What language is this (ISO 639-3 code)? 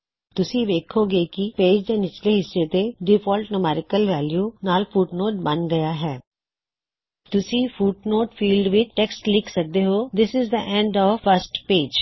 pan